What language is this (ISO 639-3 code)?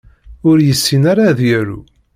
kab